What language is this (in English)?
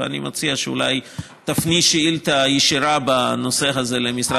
Hebrew